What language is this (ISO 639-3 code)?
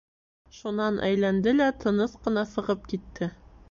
bak